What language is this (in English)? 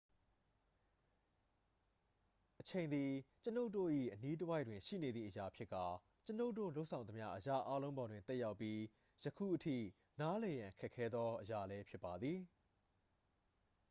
Burmese